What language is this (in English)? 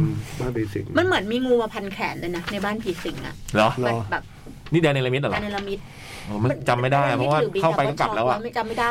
Thai